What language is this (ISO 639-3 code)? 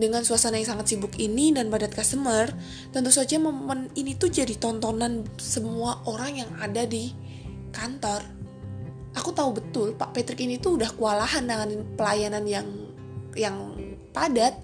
ind